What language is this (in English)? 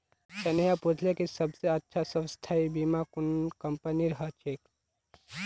Magahi